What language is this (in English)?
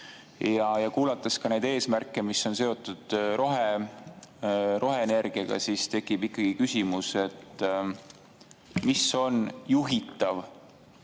Estonian